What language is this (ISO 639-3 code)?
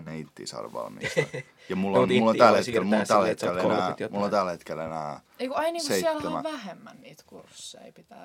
fin